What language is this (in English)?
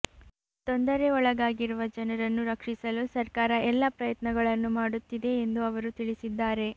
Kannada